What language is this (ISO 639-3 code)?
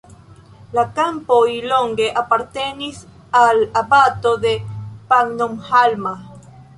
epo